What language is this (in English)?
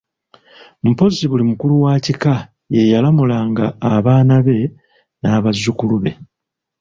Ganda